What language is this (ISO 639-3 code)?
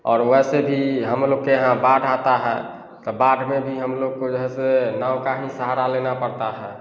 hin